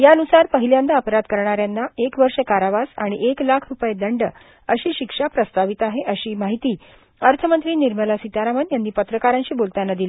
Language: Marathi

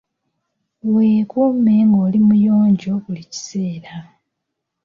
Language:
Ganda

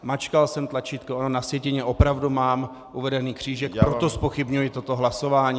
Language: Czech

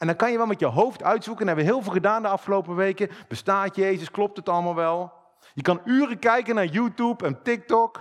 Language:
Dutch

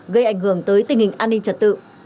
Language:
Vietnamese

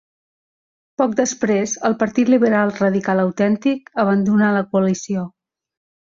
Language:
Catalan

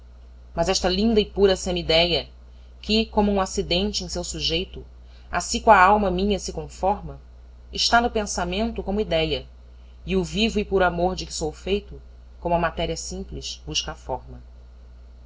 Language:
Portuguese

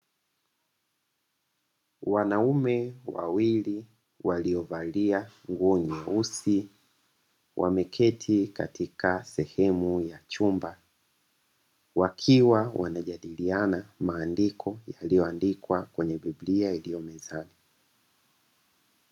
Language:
Swahili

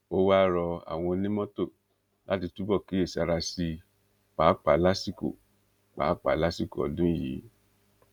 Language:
Yoruba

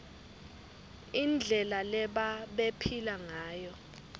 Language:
Swati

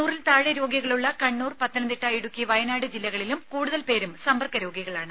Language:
Malayalam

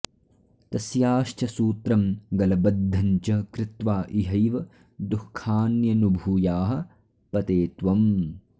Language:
Sanskrit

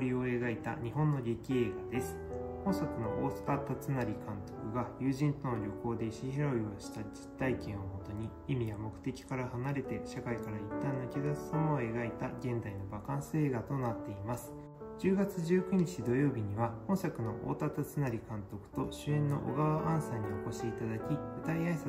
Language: Japanese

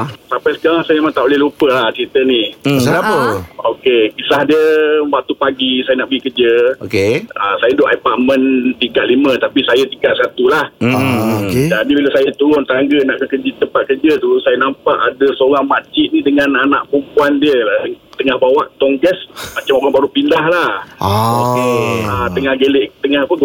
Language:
Malay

